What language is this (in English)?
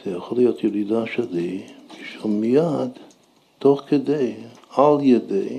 Hebrew